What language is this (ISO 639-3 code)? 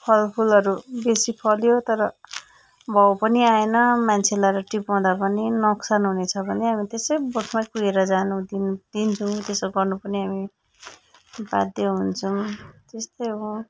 nep